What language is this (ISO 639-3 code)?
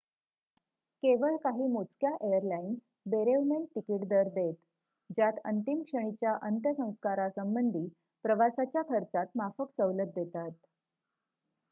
mar